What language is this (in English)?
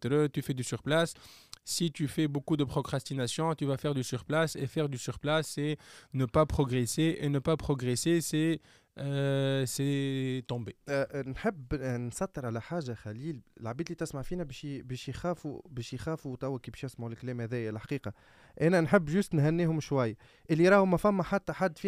Arabic